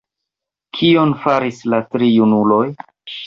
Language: Esperanto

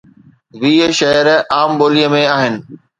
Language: Sindhi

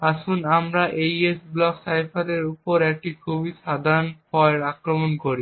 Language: Bangla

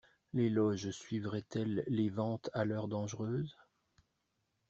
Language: French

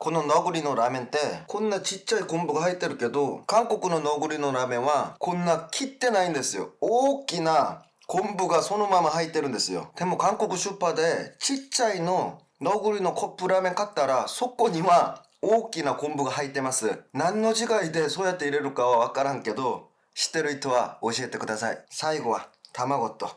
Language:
Japanese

